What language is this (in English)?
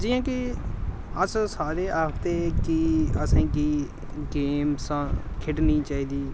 Dogri